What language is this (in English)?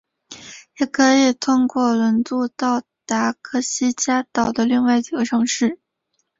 Chinese